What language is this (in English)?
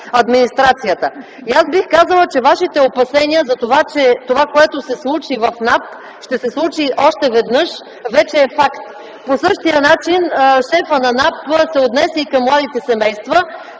Bulgarian